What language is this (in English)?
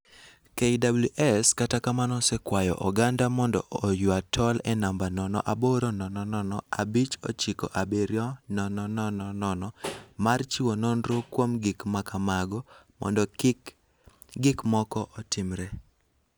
Luo (Kenya and Tanzania)